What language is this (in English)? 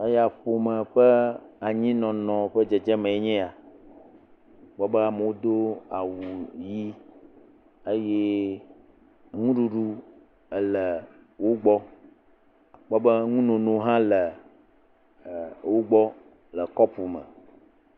Ewe